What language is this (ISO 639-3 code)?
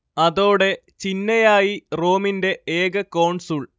mal